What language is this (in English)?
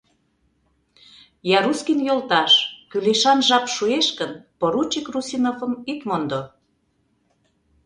Mari